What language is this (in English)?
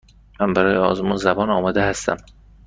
Persian